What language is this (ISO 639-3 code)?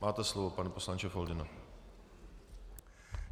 ces